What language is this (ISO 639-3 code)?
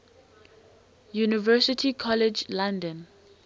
eng